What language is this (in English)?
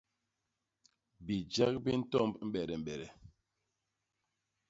Basaa